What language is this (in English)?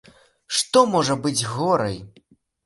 Belarusian